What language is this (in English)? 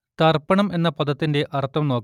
Malayalam